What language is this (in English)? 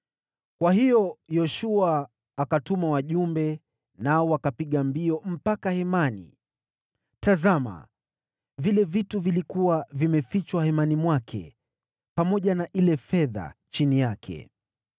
Swahili